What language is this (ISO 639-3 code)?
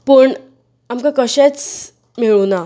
kok